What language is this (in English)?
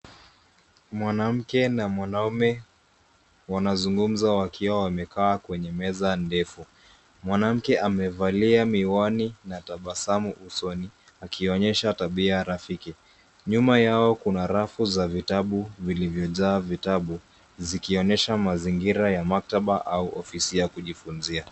Swahili